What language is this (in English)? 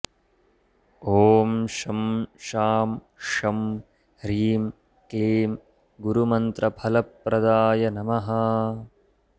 Sanskrit